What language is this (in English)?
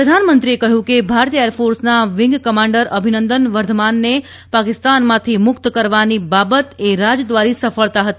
Gujarati